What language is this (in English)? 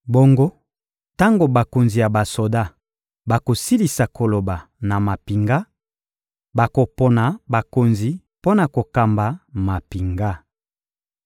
Lingala